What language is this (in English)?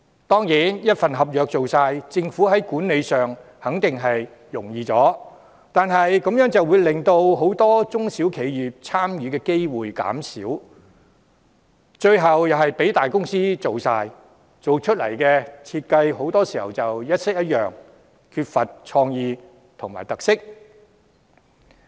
Cantonese